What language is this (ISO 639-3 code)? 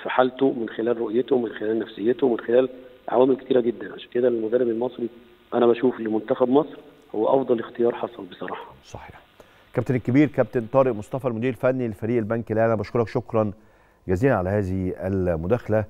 ara